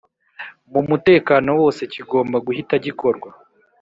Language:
Kinyarwanda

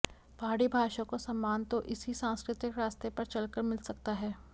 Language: Hindi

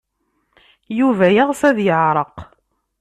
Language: Kabyle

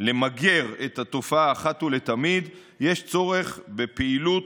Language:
Hebrew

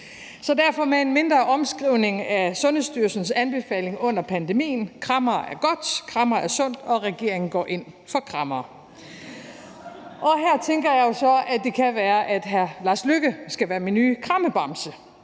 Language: Danish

